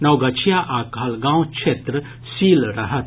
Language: Maithili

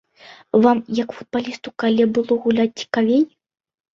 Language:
Belarusian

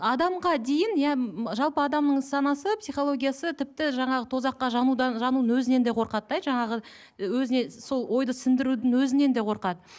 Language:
Kazakh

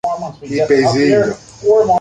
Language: Greek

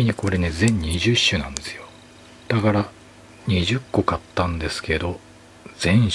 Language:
Japanese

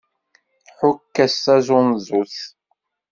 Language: Kabyle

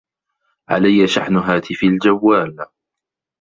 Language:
Arabic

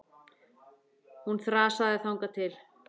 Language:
Icelandic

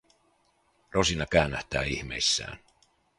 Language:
Finnish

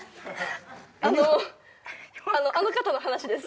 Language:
Japanese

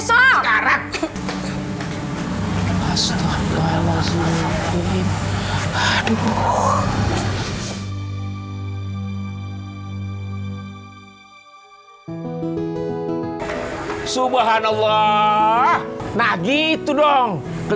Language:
Indonesian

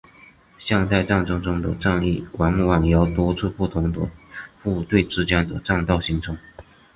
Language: Chinese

